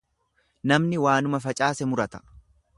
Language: Oromo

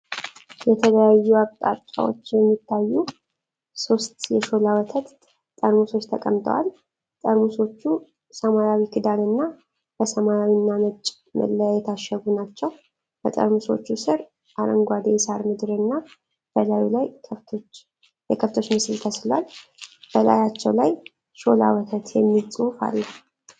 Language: Amharic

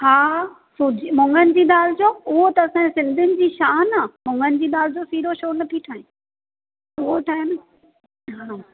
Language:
Sindhi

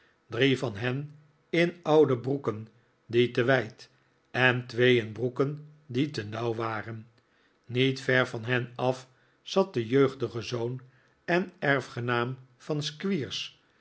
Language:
Dutch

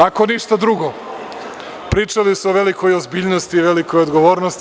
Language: Serbian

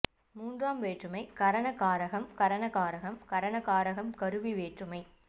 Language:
Tamil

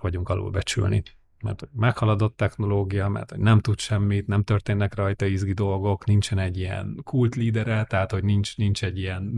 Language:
Hungarian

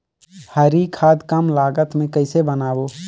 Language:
Chhattisgarhi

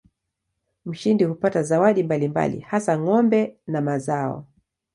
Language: Swahili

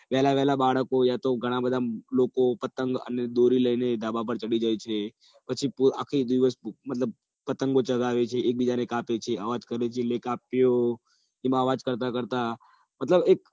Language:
Gujarati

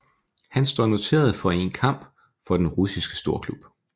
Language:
Danish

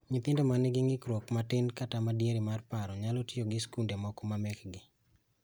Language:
Luo (Kenya and Tanzania)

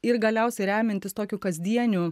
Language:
Lithuanian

